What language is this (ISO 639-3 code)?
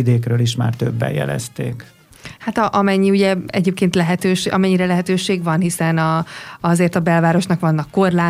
hun